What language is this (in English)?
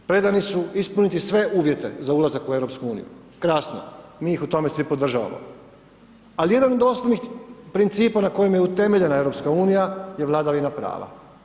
Croatian